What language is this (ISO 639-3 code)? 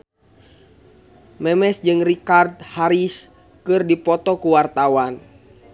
sun